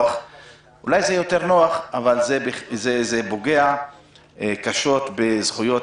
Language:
Hebrew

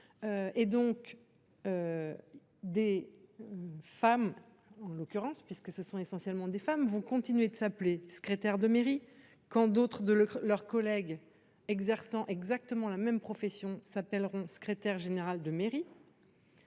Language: French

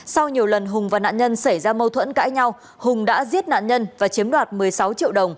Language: Vietnamese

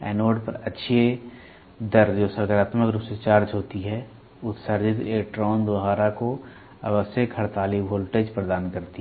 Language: Hindi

